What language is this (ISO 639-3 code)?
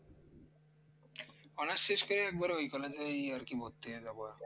ben